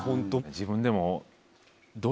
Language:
Japanese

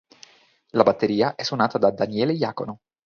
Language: Italian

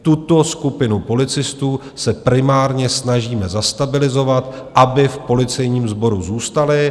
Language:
Czech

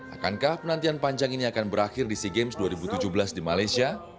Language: Indonesian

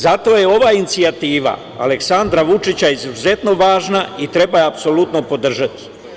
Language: Serbian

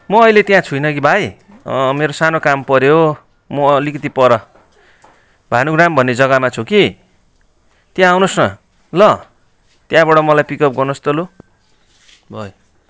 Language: Nepali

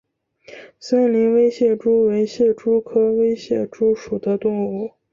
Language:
Chinese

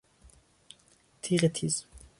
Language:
Persian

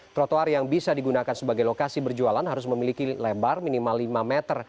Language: Indonesian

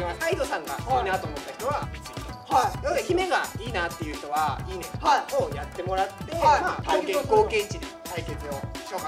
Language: Japanese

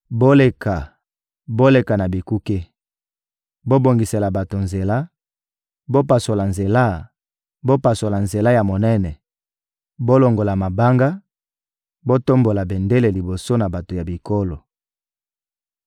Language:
Lingala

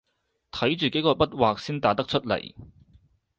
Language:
Cantonese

